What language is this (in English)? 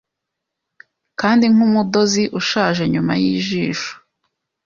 Kinyarwanda